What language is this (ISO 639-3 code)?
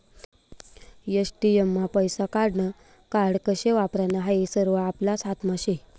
mar